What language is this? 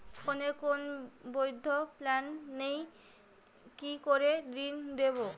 Bangla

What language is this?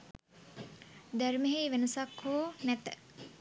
Sinhala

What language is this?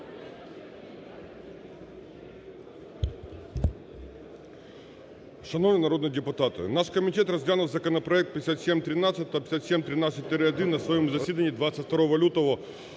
Ukrainian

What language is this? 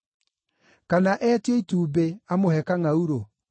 Kikuyu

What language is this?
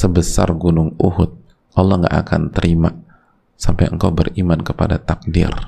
Indonesian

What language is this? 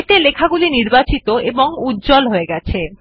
Bangla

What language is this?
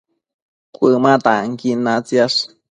Matsés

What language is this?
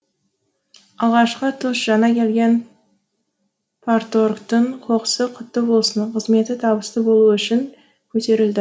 Kazakh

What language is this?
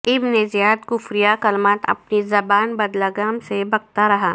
Urdu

